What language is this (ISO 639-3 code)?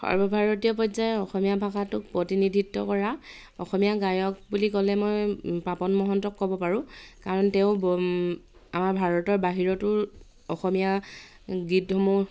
asm